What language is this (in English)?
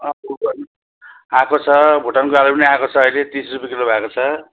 Nepali